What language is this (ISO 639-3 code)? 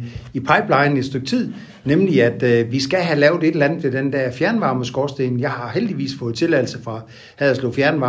dan